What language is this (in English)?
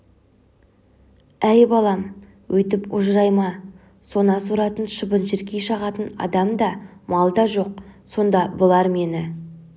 Kazakh